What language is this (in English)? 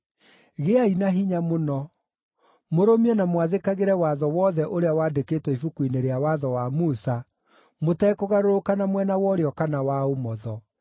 Kikuyu